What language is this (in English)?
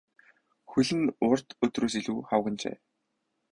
Mongolian